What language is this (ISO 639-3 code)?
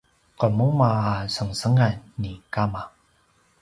pwn